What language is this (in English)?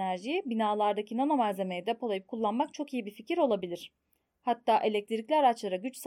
Turkish